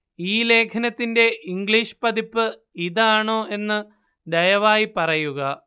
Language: Malayalam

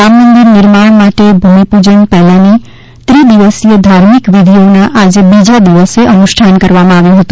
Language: Gujarati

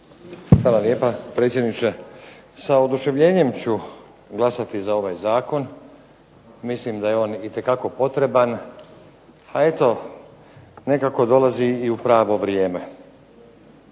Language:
Croatian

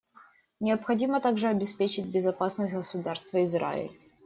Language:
Russian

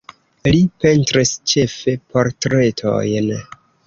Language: Esperanto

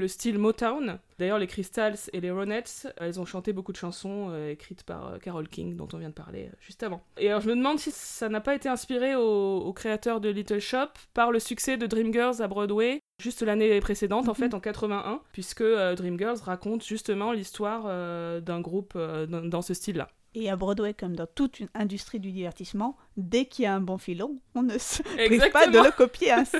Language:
French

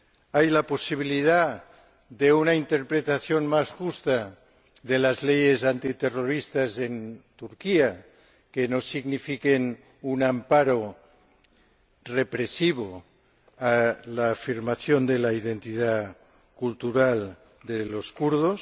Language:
Spanish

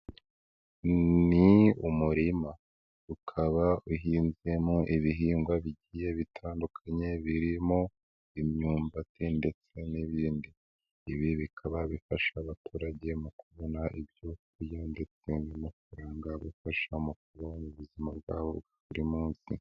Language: Kinyarwanda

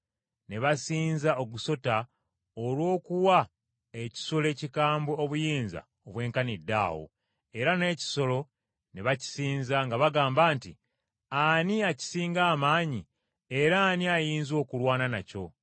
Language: Ganda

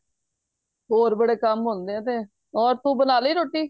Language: Punjabi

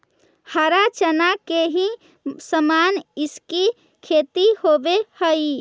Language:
Magahi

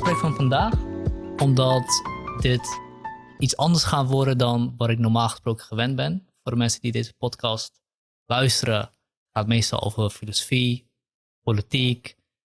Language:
Dutch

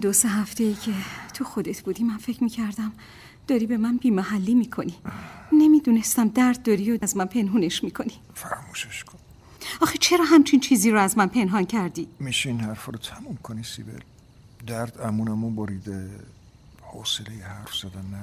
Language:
Persian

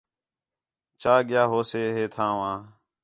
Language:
Khetrani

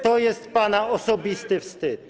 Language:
Polish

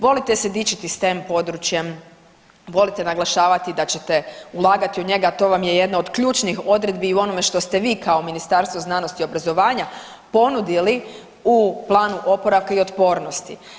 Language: Croatian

